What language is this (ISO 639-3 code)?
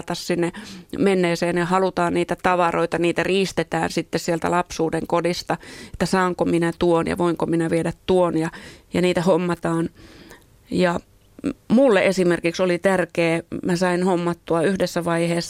fin